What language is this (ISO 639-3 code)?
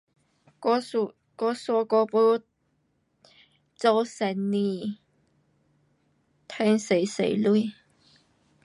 cpx